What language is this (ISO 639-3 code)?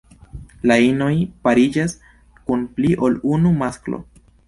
epo